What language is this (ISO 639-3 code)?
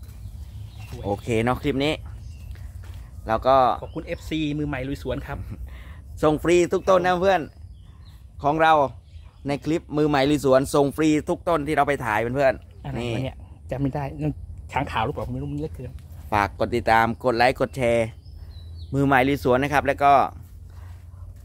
tha